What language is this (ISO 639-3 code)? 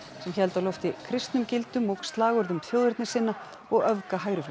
isl